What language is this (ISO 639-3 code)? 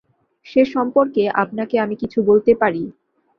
ben